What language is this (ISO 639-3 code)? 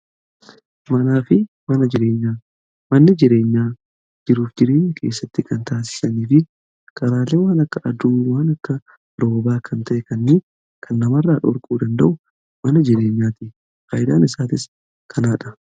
orm